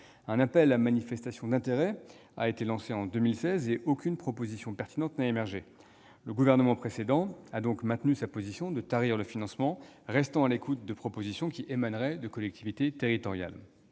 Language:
French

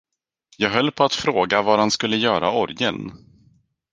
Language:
Swedish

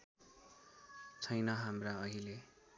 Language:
Nepali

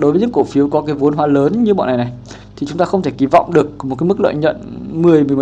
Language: Vietnamese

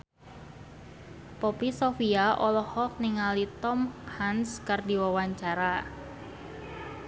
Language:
Sundanese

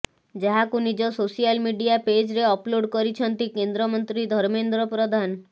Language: Odia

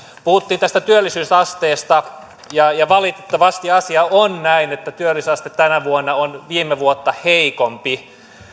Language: Finnish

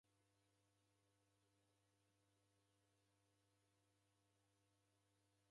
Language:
Taita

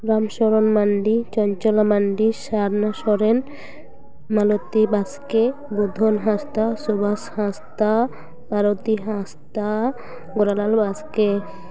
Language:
Santali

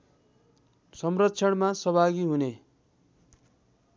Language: Nepali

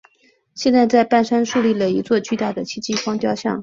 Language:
Chinese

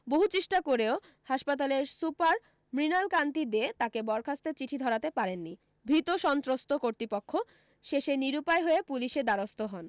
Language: Bangla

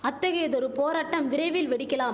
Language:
Tamil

